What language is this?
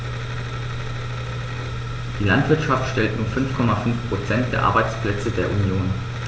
German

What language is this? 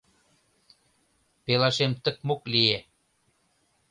Mari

